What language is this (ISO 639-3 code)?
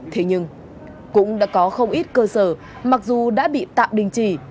vie